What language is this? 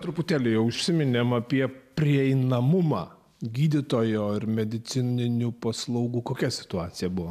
Lithuanian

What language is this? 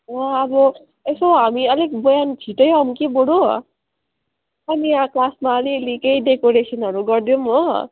Nepali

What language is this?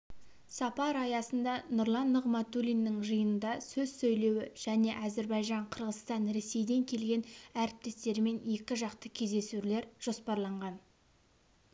Kazakh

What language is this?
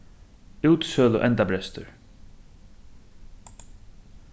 Faroese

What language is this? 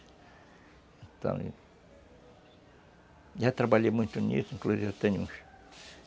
Portuguese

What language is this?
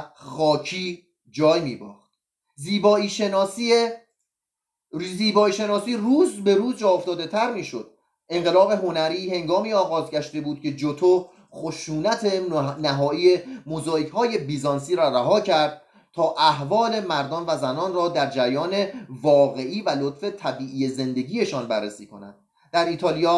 Persian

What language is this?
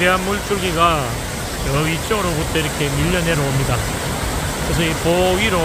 Korean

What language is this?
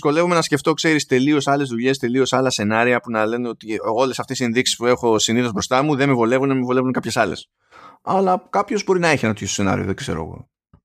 Greek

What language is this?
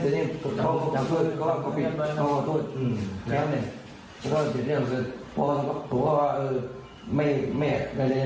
Thai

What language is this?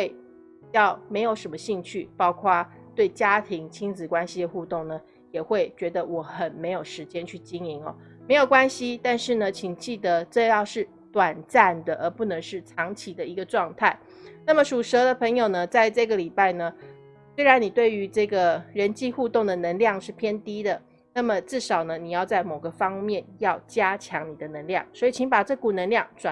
Chinese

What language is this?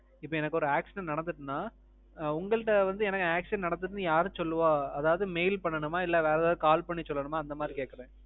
Tamil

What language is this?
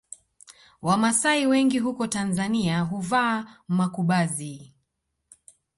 Swahili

